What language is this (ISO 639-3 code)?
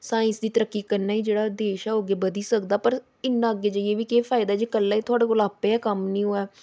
doi